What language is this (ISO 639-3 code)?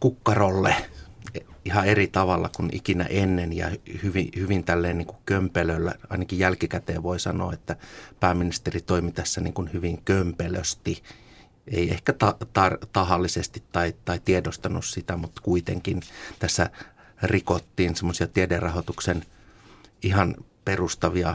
fin